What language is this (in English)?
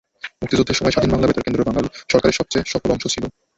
Bangla